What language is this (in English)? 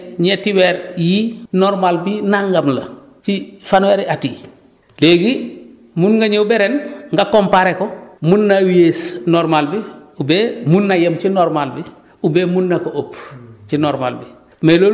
Wolof